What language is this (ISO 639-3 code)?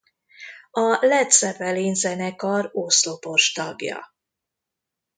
hun